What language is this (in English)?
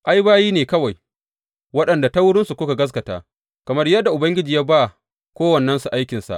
Hausa